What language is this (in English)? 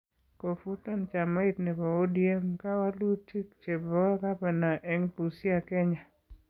Kalenjin